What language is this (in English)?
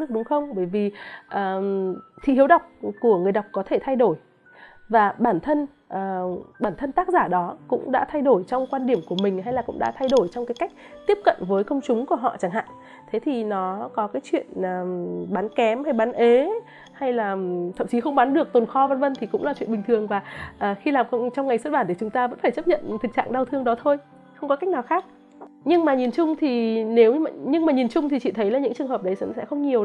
Vietnamese